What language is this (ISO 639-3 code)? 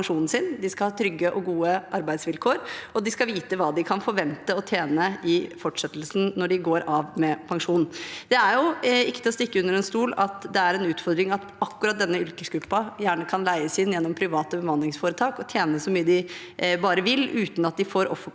nor